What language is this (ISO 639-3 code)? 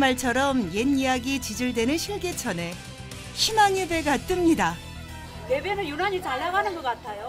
kor